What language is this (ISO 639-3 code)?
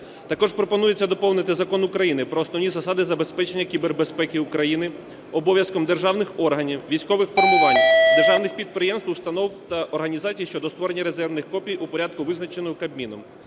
ukr